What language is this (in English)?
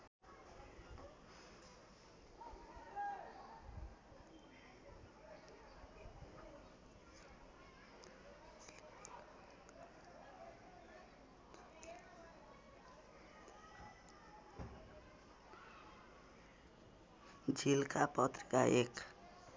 Nepali